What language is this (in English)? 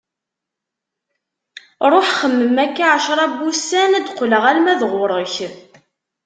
Kabyle